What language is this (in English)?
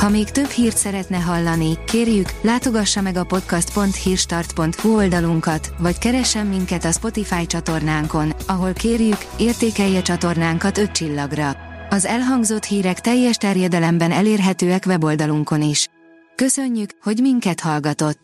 Hungarian